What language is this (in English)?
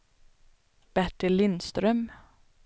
Swedish